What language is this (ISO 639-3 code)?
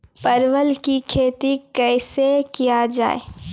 mai